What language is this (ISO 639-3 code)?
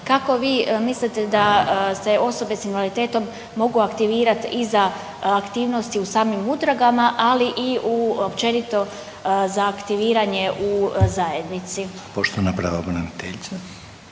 hrv